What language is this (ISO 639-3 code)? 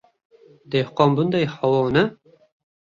uzb